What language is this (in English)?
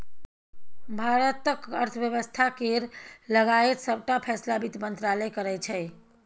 Maithili